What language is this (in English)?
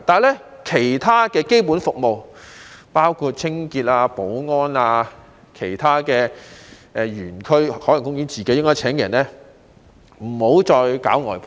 Cantonese